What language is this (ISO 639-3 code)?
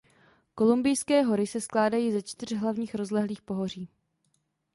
ces